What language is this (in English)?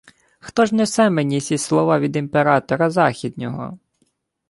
Ukrainian